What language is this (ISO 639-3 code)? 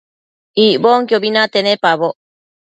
mcf